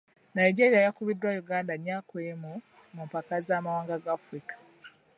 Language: Ganda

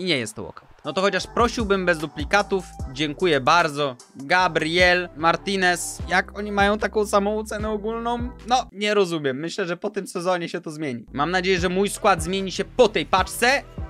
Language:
Polish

